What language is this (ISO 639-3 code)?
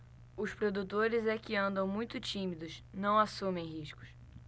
por